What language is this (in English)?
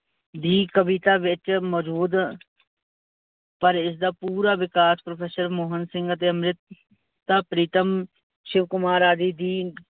Punjabi